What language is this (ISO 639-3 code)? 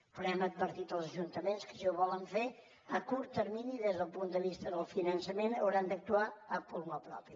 cat